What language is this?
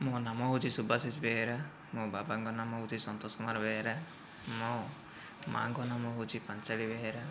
Odia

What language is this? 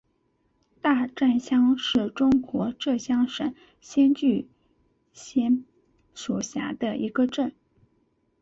Chinese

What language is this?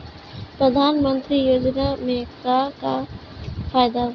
Bhojpuri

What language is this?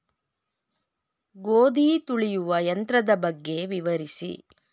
Kannada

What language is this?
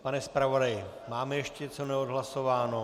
Czech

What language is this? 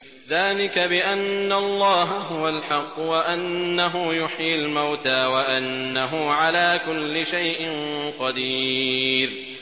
Arabic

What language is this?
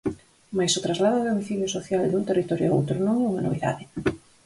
Galician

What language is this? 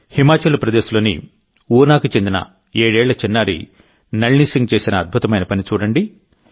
Telugu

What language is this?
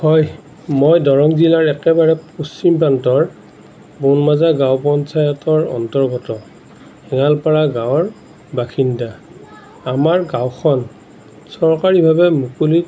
Assamese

